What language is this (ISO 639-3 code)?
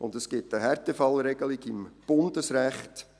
gsw